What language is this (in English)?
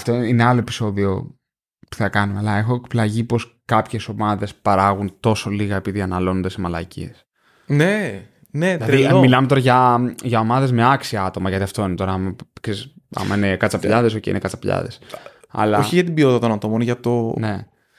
Greek